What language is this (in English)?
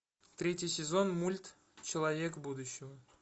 Russian